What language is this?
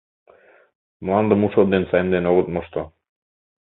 Mari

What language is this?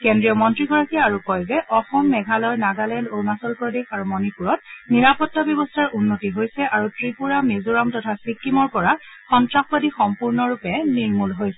Assamese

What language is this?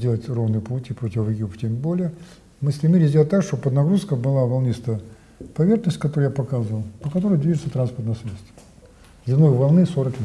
Russian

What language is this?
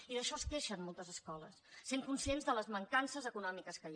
Catalan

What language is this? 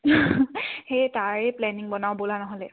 Assamese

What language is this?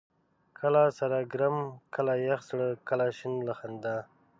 Pashto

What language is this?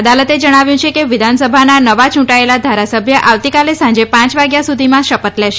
Gujarati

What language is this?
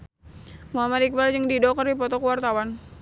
Sundanese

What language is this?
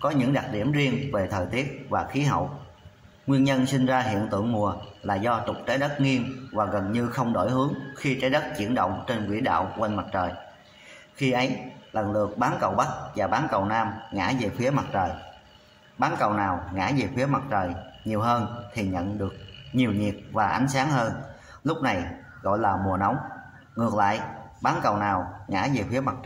Vietnamese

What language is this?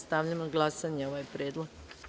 Serbian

